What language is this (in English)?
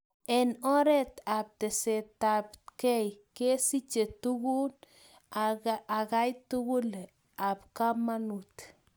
Kalenjin